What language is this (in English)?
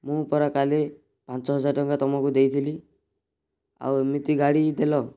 Odia